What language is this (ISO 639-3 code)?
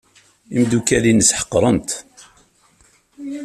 kab